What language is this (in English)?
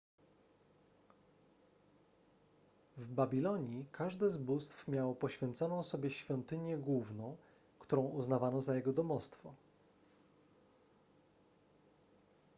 Polish